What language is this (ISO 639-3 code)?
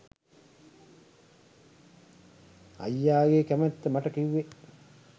sin